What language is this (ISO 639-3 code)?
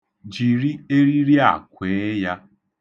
ibo